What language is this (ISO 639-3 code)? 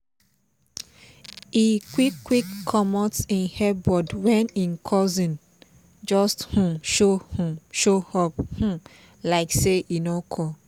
pcm